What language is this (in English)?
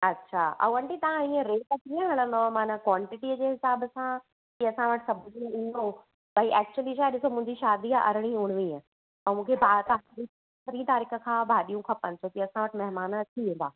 Sindhi